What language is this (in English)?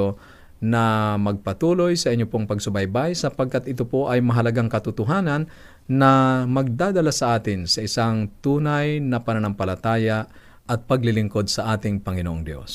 Filipino